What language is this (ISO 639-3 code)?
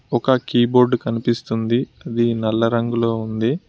tel